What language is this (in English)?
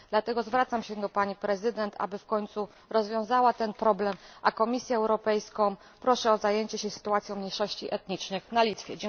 Polish